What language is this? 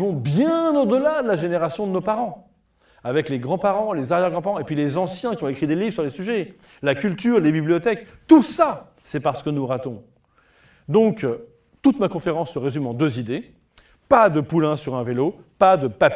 French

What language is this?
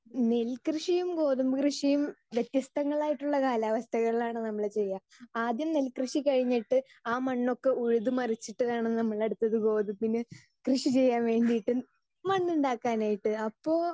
Malayalam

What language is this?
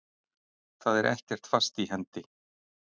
Icelandic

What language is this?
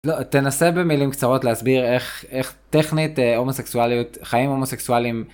Hebrew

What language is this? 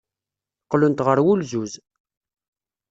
Kabyle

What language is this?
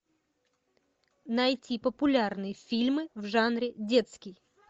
Russian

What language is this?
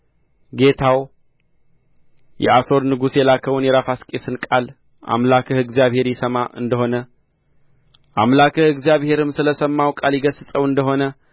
Amharic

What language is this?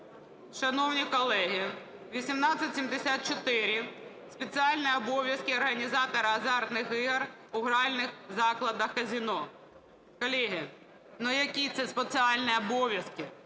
Ukrainian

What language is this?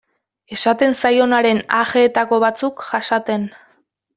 Basque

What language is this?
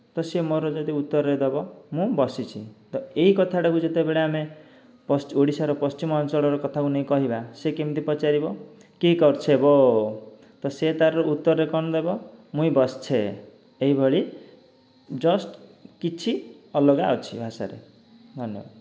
Odia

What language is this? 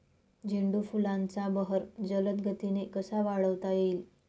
Marathi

